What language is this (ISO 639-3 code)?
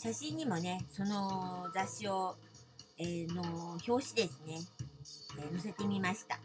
jpn